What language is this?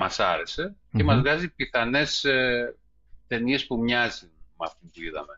Greek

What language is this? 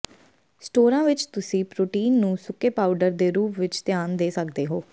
Punjabi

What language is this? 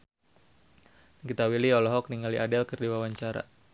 Sundanese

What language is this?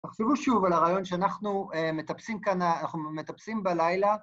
Hebrew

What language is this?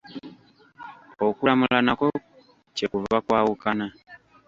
Ganda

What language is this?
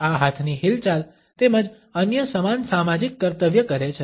Gujarati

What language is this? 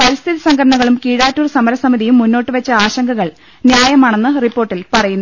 Malayalam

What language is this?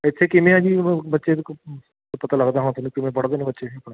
Punjabi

